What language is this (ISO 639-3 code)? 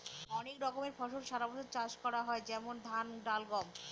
ben